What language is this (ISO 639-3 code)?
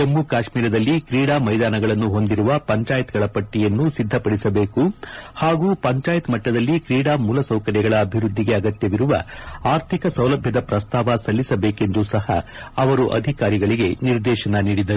kan